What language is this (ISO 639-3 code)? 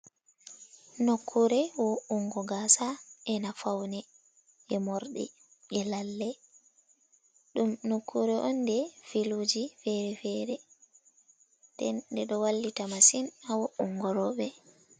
ful